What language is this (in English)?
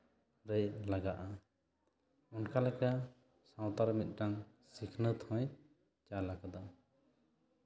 Santali